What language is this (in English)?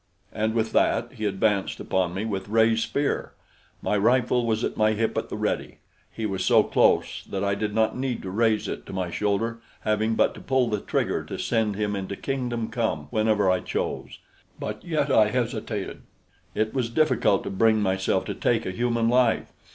English